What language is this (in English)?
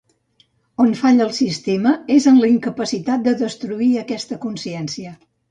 Catalan